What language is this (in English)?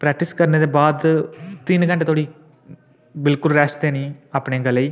Dogri